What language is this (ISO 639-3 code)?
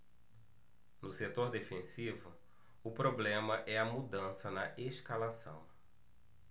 por